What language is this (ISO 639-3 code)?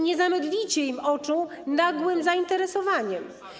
pol